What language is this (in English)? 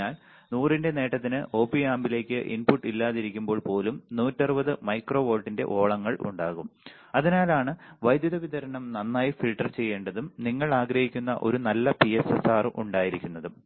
Malayalam